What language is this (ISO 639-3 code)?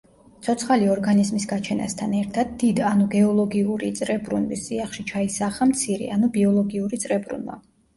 kat